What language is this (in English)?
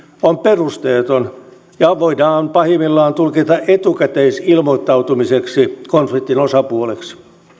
Finnish